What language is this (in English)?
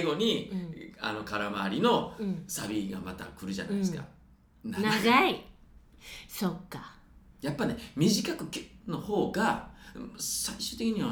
Japanese